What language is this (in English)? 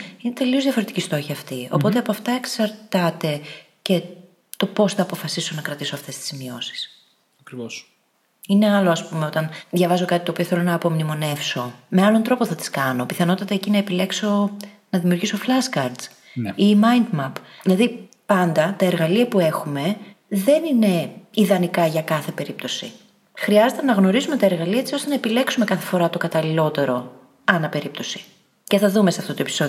Greek